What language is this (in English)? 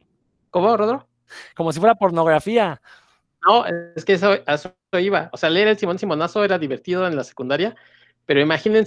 Spanish